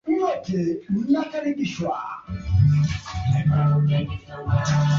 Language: Swahili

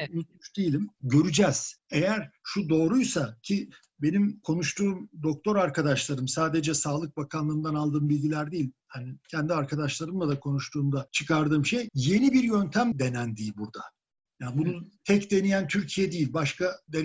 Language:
Turkish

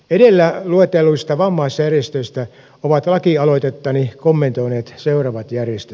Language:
Finnish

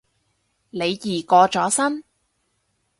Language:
Cantonese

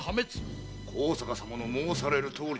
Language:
Japanese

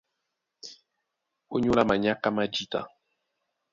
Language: Duala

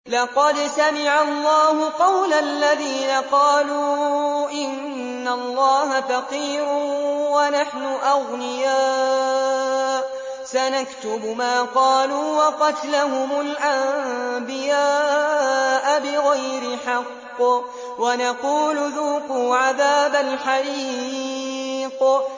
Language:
Arabic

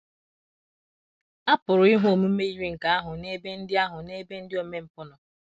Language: Igbo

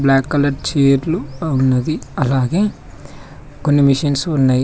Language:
Telugu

